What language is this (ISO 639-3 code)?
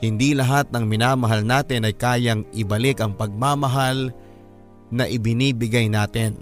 fil